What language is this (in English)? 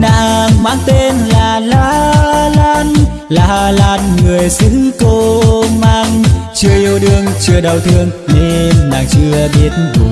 Vietnamese